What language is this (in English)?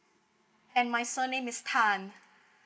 English